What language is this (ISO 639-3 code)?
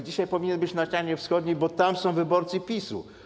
pol